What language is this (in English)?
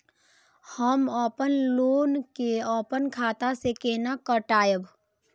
Maithili